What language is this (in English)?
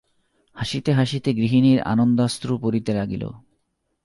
Bangla